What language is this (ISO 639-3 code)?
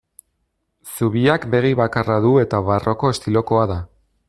eus